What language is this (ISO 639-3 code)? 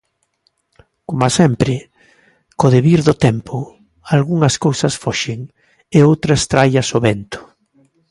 glg